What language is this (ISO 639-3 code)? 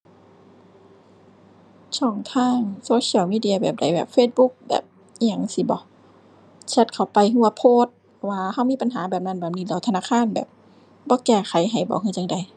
tha